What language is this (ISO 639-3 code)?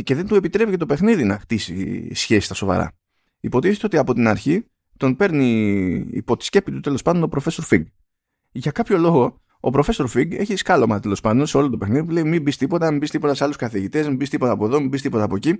ell